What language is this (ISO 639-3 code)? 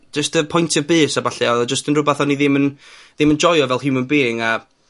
cym